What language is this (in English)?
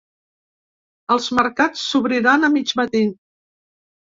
Catalan